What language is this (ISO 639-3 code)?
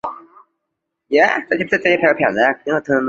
zho